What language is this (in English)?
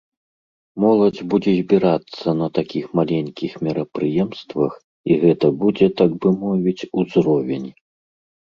Belarusian